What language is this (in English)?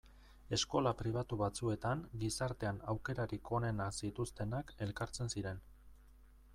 Basque